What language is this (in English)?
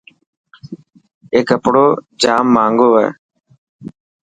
Dhatki